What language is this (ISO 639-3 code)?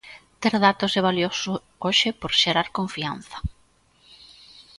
glg